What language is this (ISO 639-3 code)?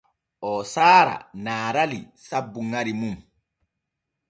fue